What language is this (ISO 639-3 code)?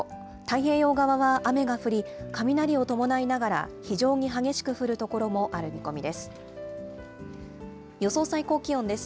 jpn